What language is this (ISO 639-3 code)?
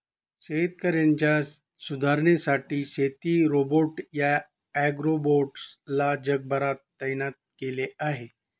mar